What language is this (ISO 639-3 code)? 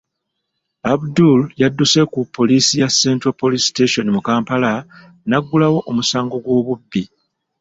lug